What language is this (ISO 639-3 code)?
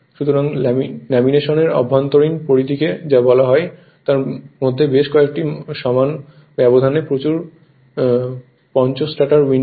ben